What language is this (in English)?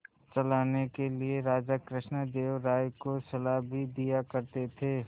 Hindi